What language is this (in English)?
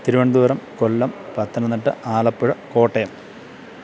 Malayalam